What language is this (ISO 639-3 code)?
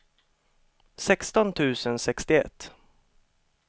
swe